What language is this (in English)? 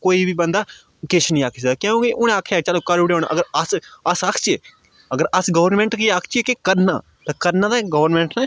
Dogri